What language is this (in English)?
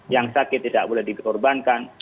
Indonesian